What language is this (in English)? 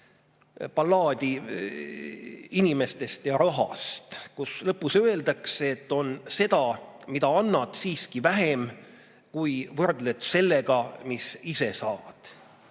Estonian